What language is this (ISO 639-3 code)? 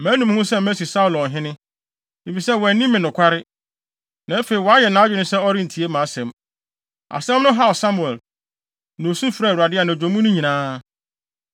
aka